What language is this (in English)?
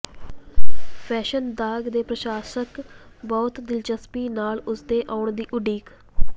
Punjabi